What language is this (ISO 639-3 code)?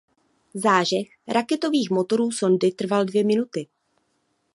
ces